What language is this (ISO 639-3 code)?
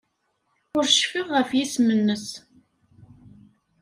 kab